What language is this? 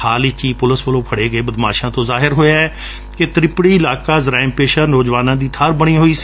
Punjabi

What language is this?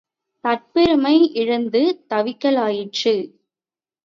Tamil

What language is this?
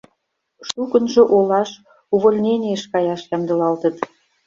Mari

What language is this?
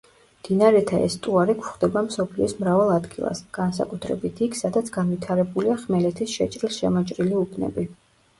Georgian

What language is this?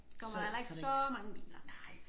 Danish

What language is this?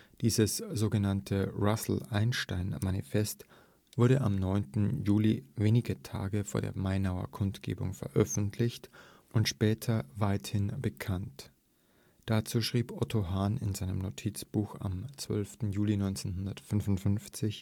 German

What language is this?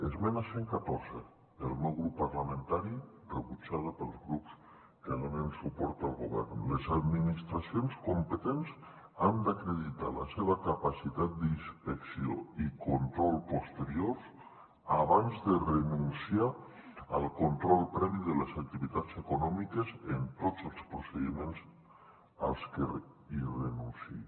Catalan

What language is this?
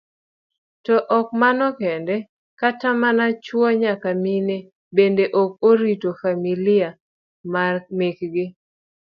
Luo (Kenya and Tanzania)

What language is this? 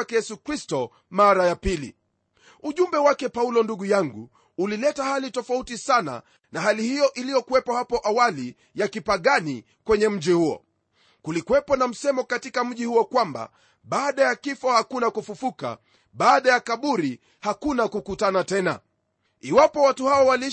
Swahili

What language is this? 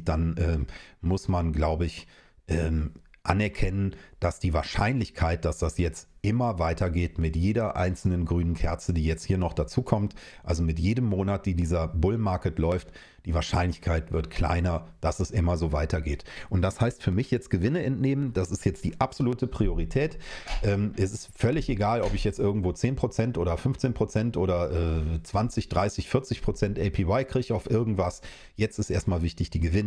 German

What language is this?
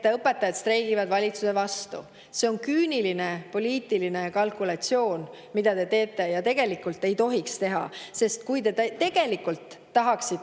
Estonian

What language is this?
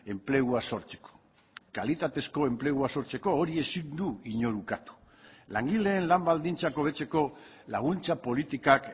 Basque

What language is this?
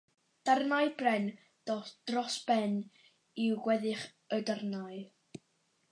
Welsh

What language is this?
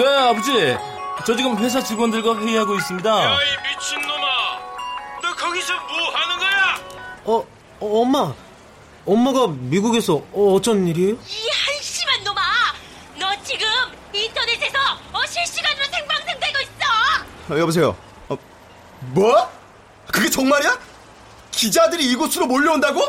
Korean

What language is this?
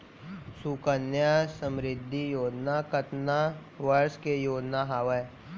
Chhattisgarhi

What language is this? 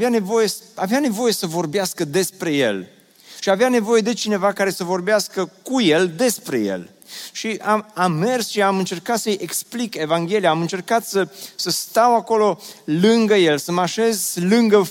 Romanian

